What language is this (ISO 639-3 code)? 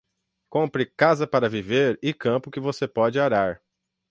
por